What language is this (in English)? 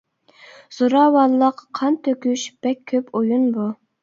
Uyghur